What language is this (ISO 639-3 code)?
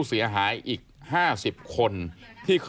tha